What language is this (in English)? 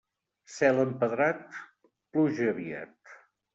Catalan